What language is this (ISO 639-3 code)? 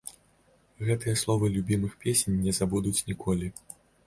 bel